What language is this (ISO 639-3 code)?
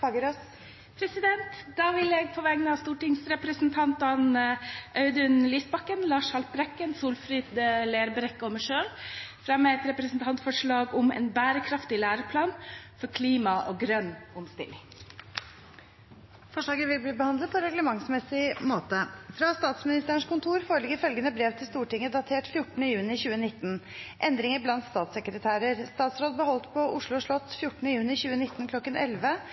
nor